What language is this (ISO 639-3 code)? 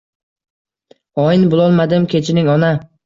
uzb